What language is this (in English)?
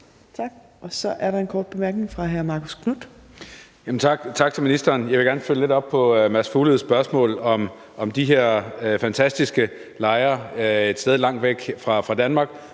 Danish